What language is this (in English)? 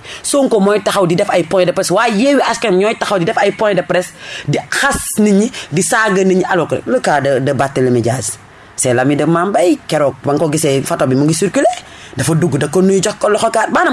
French